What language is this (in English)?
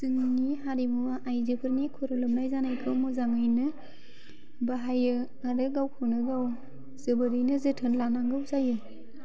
Bodo